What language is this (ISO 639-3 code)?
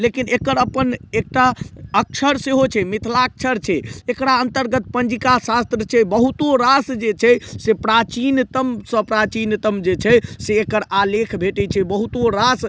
mai